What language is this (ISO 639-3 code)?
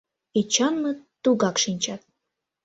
chm